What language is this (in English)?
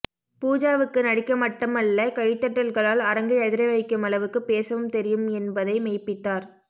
Tamil